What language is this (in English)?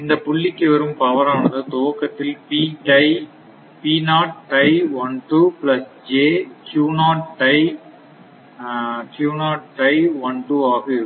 Tamil